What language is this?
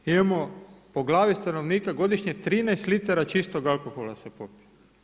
Croatian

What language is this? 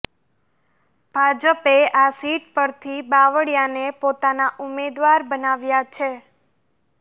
Gujarati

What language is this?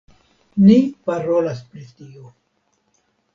Esperanto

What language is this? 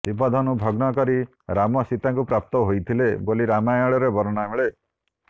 Odia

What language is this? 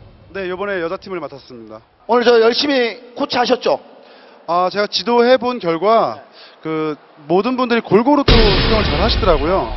Korean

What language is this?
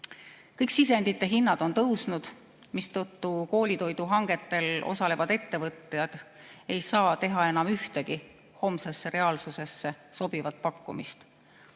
Estonian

